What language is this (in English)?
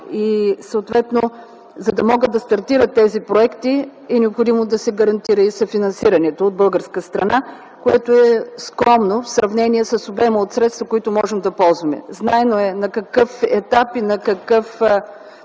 Bulgarian